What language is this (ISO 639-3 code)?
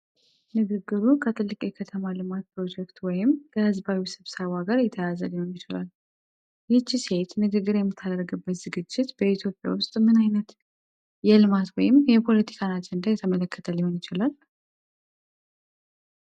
amh